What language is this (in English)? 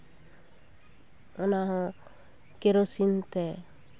Santali